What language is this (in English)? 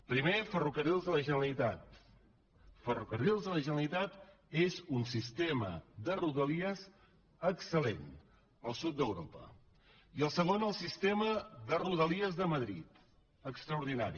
Catalan